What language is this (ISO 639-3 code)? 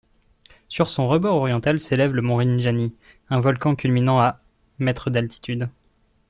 fra